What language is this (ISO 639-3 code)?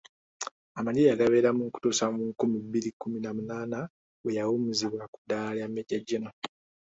lug